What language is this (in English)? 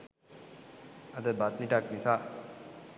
Sinhala